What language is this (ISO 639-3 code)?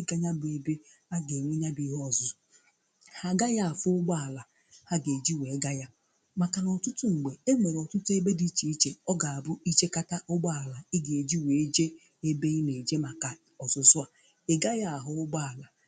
ibo